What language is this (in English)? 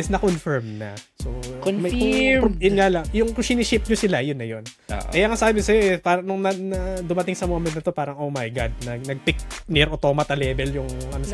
Filipino